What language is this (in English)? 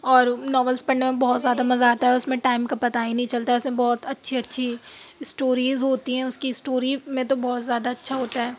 Urdu